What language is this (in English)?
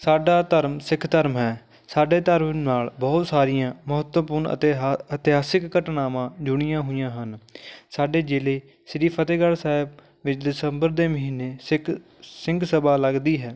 Punjabi